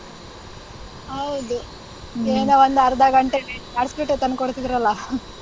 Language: Kannada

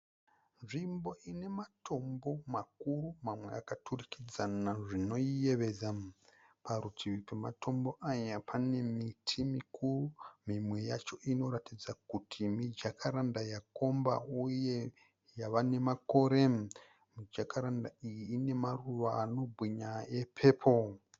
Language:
Shona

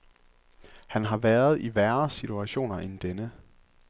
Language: Danish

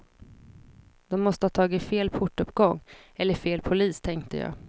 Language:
Swedish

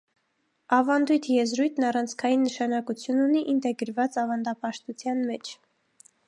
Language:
Armenian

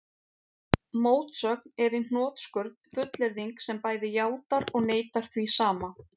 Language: Icelandic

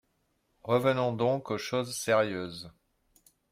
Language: French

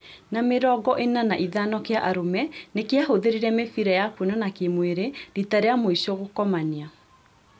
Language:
Kikuyu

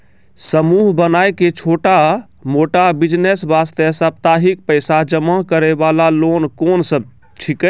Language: Maithili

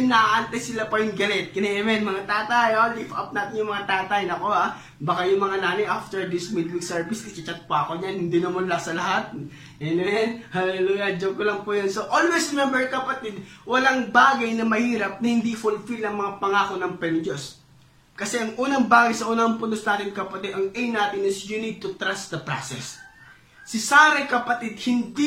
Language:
Filipino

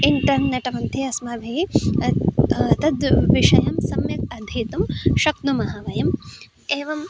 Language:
Sanskrit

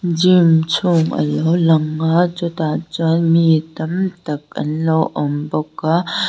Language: Mizo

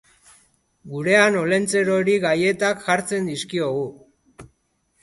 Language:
Basque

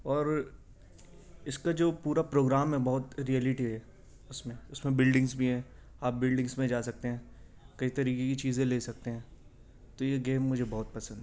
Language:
Urdu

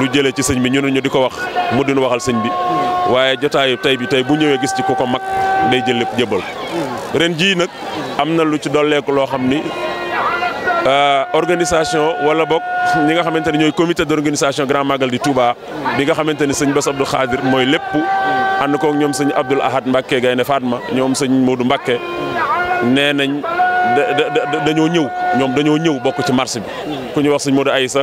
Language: French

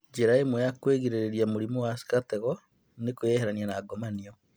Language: Kikuyu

